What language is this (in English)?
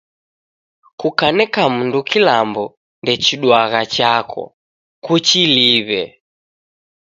Taita